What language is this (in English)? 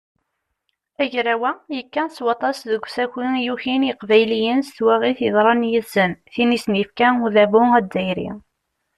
Kabyle